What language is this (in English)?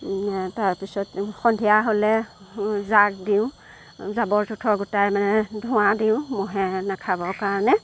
Assamese